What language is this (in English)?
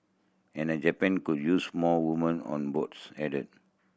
English